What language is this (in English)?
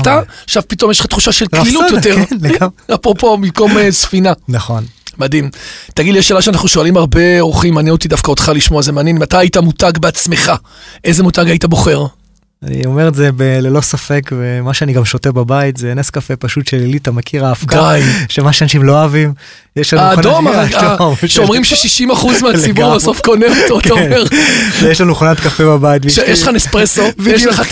Hebrew